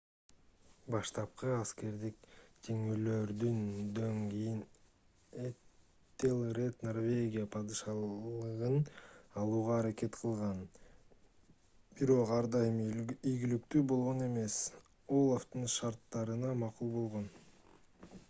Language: Kyrgyz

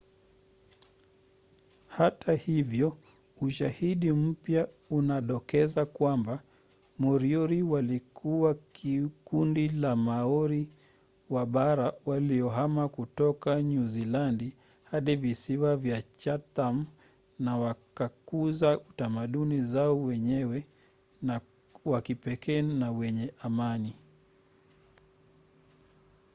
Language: Swahili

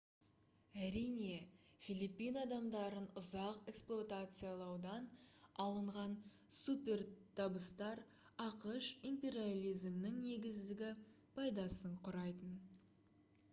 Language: Kazakh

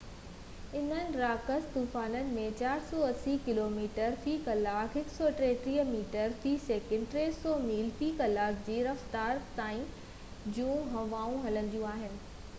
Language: Sindhi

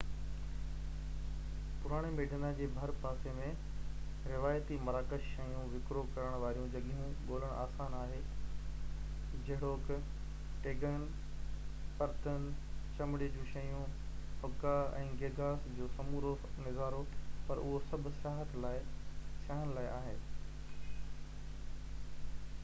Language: Sindhi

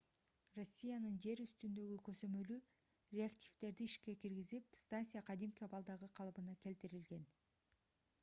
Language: Kyrgyz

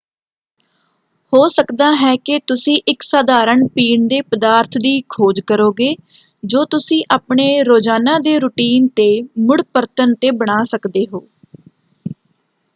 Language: Punjabi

